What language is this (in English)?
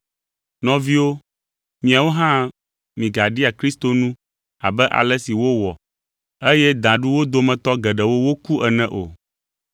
Ewe